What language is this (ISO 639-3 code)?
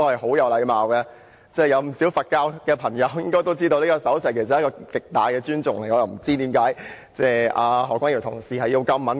yue